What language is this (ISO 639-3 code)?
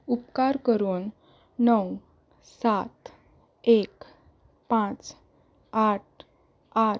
kok